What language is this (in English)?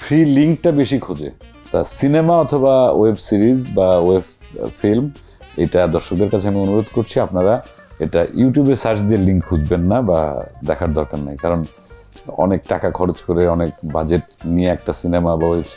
Bangla